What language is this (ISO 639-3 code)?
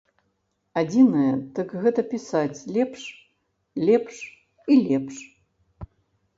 bel